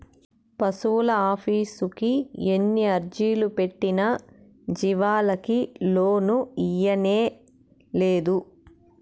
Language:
Telugu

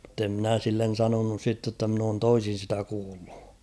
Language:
Finnish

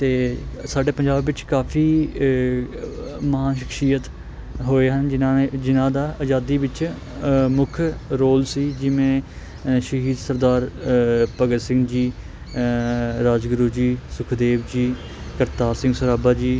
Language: Punjabi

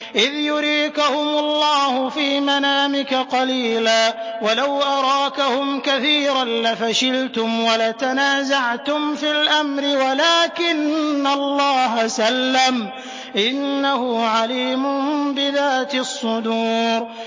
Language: Arabic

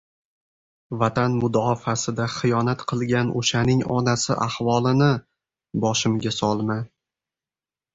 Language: Uzbek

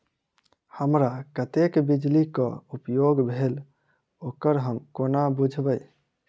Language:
Maithili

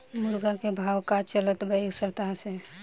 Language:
Bhojpuri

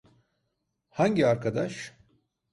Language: Turkish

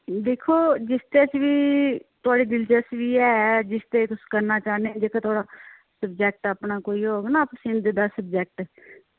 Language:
Dogri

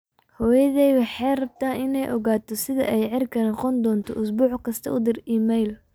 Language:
Somali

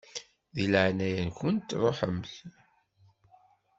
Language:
Kabyle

